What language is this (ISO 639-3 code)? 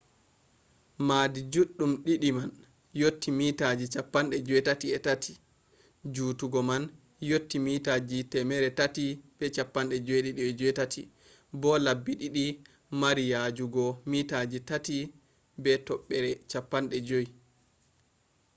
ful